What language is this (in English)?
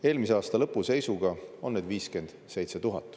Estonian